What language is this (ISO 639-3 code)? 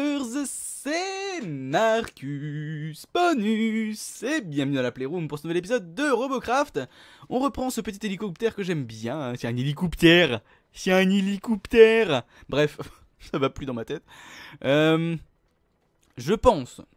fra